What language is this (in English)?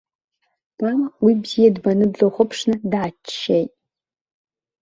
Abkhazian